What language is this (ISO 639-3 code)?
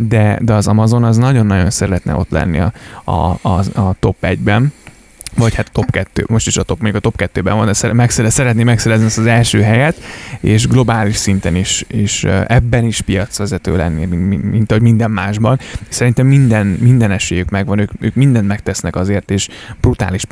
hun